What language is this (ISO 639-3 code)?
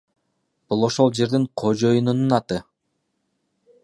kir